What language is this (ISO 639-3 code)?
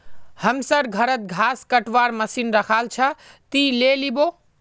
mag